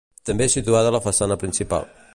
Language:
Catalan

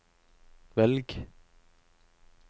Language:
Norwegian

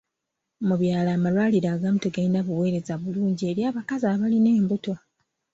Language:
Ganda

